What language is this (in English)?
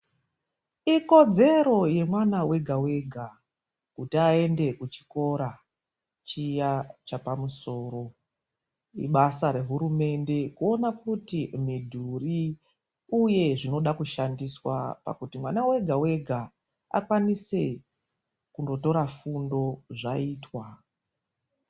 Ndau